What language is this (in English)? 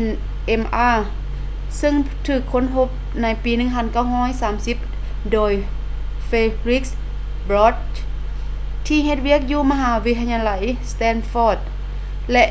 Lao